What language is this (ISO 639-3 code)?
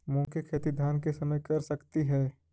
mag